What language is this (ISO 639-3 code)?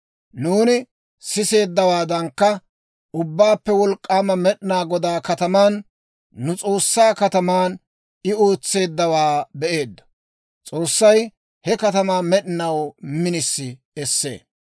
dwr